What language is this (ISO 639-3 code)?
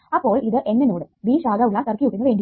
mal